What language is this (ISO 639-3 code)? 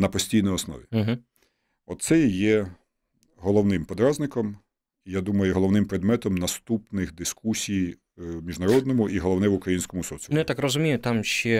ukr